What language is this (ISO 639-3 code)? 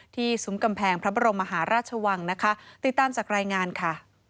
tha